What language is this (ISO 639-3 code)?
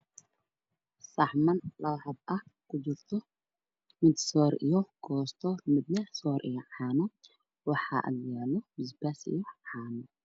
som